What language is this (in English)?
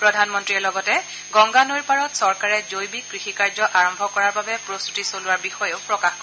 Assamese